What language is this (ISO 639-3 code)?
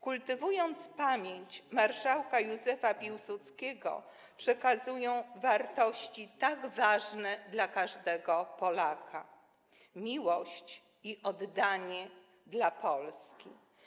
pol